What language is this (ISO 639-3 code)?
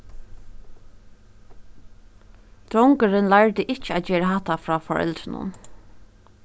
fao